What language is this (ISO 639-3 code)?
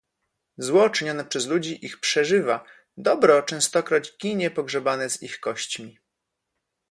pol